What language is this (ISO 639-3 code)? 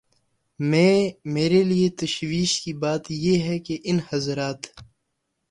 urd